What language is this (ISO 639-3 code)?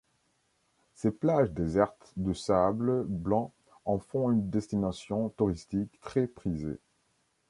fra